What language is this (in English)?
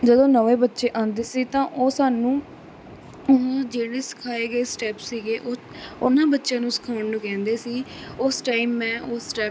Punjabi